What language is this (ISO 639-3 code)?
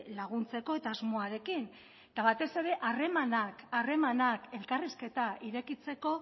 eus